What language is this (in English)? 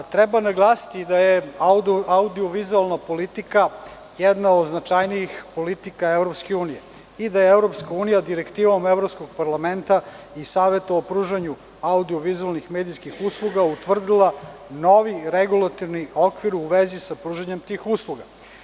Serbian